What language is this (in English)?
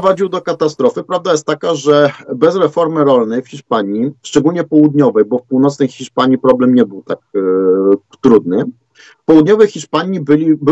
Polish